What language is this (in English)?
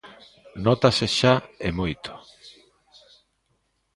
Galician